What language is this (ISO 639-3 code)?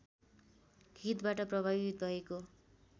nep